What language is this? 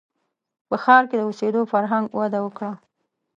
Pashto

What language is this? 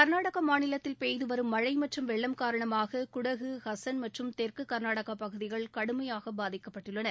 Tamil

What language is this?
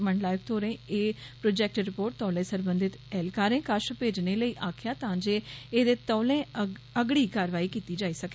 Dogri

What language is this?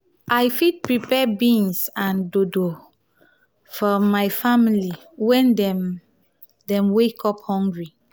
Nigerian Pidgin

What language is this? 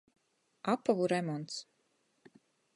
Latgalian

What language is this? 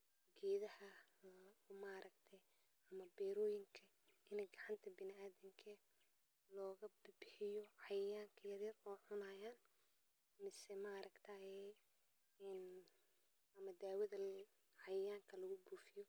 Somali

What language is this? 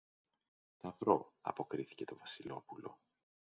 Greek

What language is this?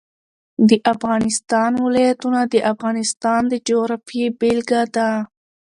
Pashto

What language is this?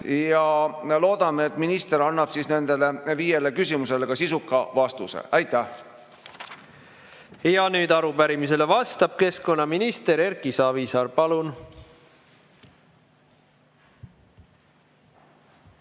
Estonian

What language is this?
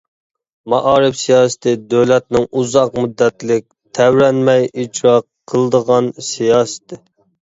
Uyghur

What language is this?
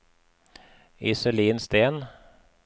Norwegian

